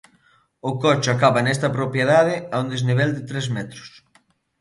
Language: Galician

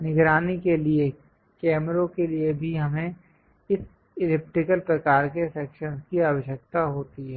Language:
Hindi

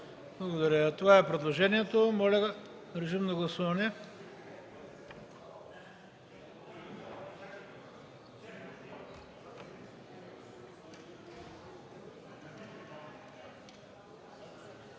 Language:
Bulgarian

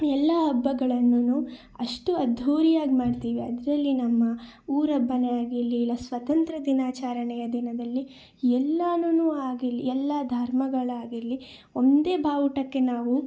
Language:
Kannada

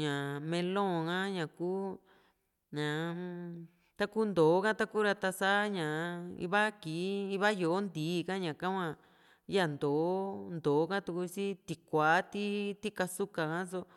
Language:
Juxtlahuaca Mixtec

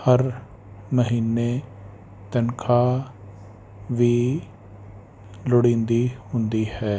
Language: Punjabi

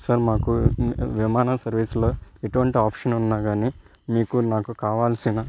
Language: Telugu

